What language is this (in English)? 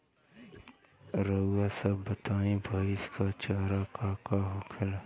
Bhojpuri